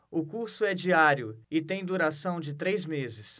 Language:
Portuguese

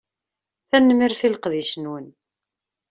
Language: Kabyle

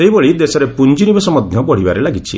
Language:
Odia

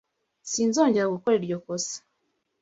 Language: Kinyarwanda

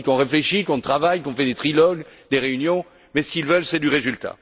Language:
French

